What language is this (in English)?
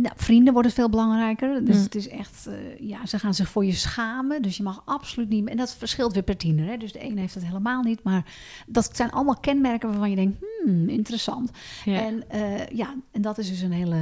Dutch